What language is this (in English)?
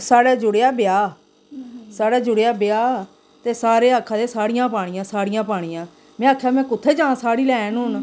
Dogri